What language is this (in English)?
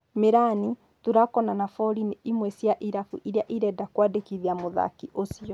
Kikuyu